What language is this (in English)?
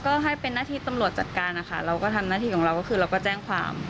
Thai